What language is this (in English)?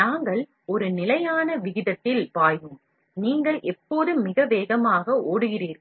Tamil